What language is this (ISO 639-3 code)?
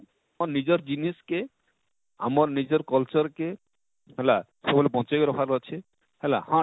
ori